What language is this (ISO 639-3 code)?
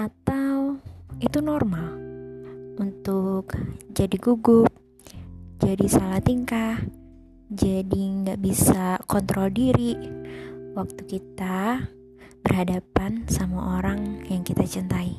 ind